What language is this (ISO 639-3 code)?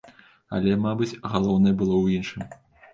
bel